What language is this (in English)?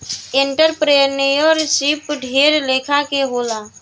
Bhojpuri